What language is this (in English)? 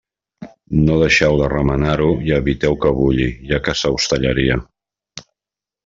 Catalan